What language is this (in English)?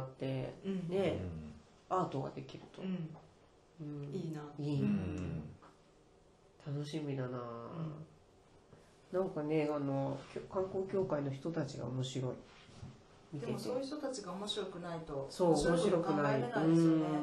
Japanese